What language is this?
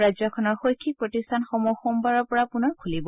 Assamese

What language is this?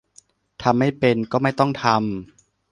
Thai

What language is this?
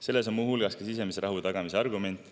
Estonian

